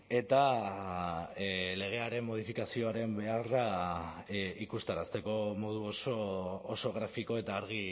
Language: Basque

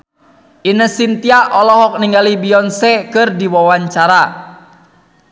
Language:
Sundanese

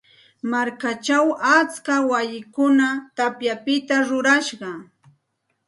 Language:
Santa Ana de Tusi Pasco Quechua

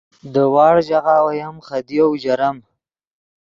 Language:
Yidgha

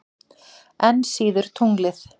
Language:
Icelandic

